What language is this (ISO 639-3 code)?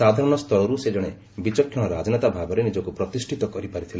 ori